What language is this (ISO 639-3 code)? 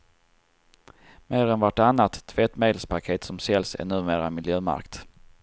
swe